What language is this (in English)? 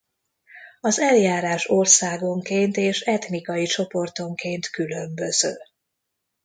Hungarian